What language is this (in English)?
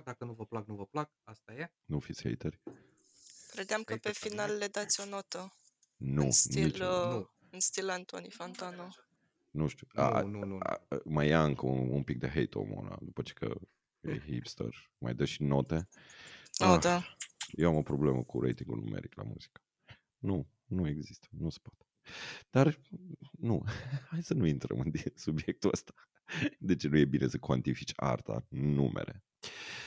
Romanian